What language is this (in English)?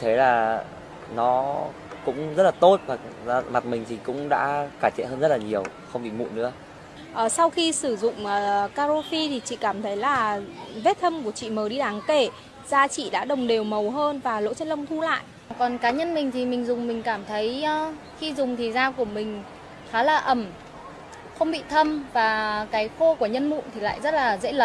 Vietnamese